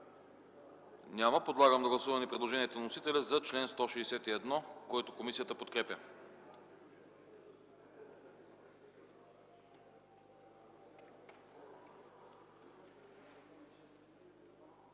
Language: Bulgarian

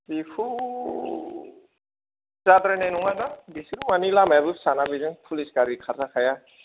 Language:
Bodo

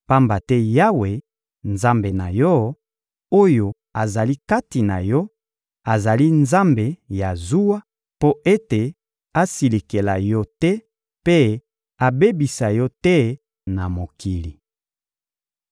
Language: Lingala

